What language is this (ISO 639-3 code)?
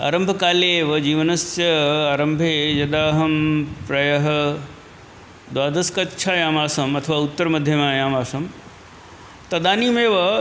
san